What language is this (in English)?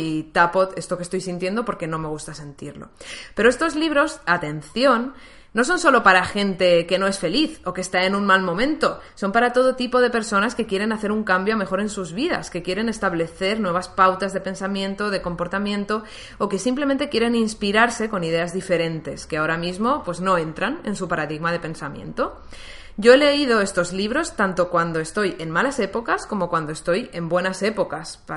Spanish